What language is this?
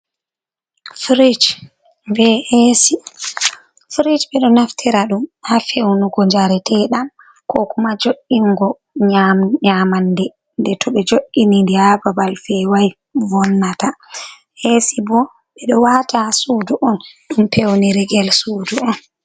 Fula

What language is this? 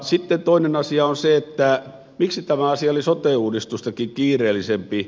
Finnish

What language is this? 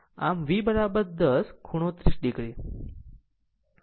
Gujarati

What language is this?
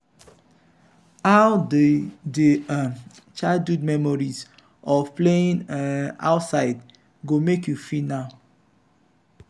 Nigerian Pidgin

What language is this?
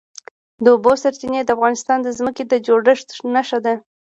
Pashto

